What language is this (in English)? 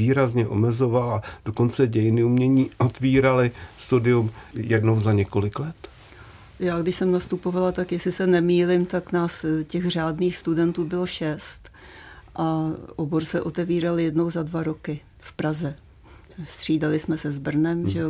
Czech